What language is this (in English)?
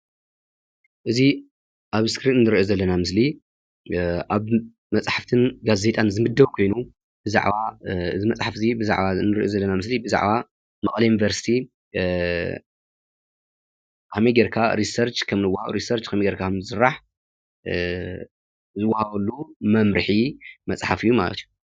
Tigrinya